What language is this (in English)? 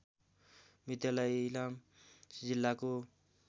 Nepali